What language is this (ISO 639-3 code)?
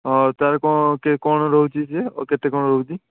ori